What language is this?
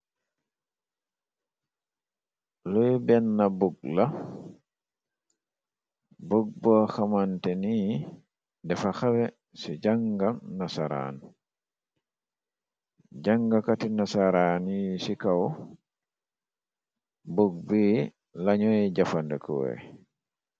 Wolof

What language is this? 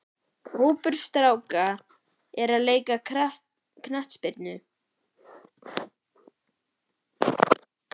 Icelandic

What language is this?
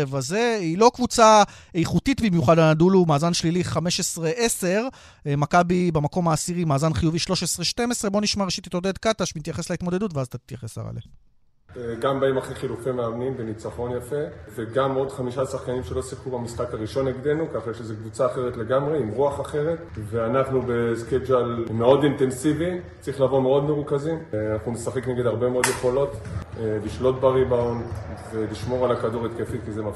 Hebrew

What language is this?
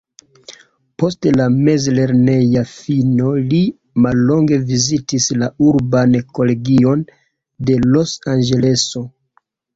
Esperanto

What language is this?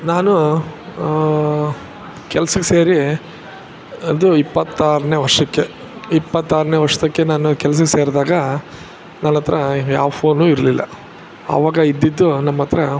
Kannada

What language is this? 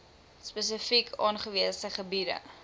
Afrikaans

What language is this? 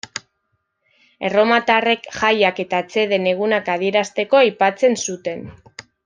Basque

